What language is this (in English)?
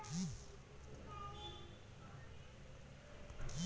Kannada